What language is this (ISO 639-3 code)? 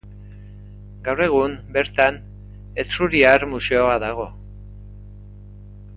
eus